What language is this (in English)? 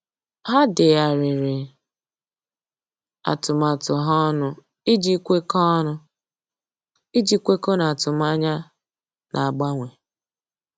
Igbo